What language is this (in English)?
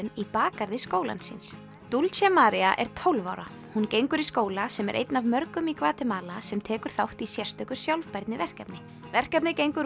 Icelandic